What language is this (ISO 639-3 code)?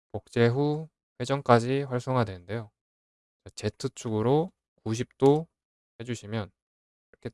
kor